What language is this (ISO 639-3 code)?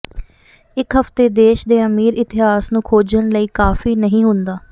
pan